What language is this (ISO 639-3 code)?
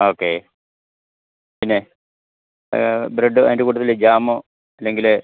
mal